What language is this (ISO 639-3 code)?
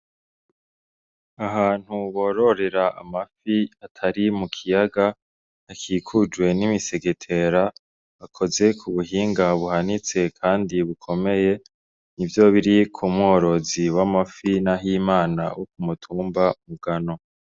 run